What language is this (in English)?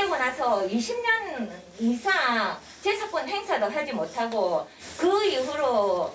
Korean